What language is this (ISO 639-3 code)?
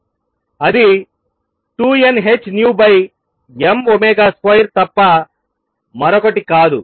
tel